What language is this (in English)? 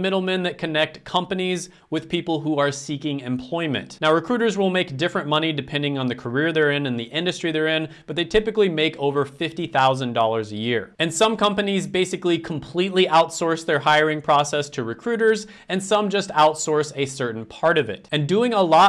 English